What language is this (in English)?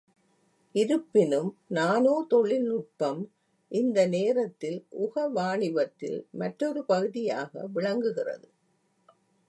Tamil